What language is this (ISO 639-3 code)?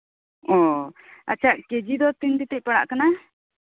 sat